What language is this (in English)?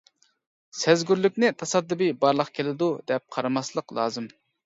Uyghur